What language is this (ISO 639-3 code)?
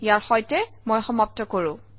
asm